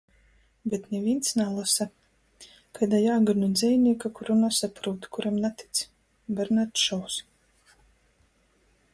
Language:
Latgalian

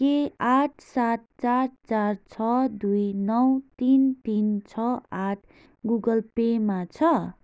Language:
Nepali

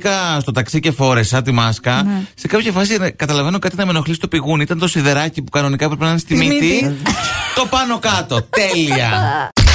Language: Greek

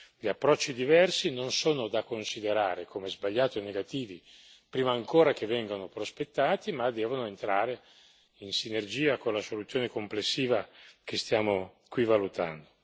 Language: Italian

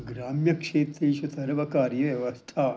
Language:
Sanskrit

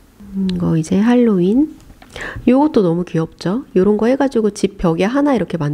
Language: Korean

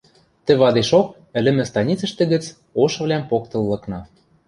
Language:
Western Mari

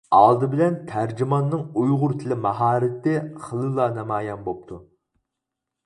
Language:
Uyghur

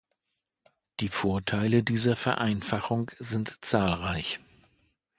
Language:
German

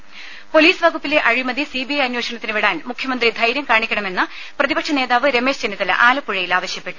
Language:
Malayalam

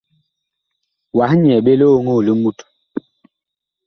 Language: Bakoko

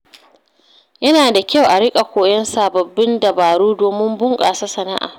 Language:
Hausa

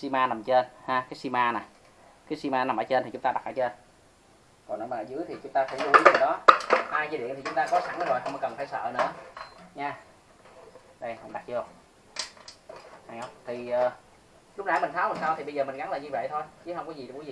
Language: Vietnamese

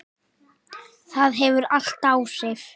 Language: Icelandic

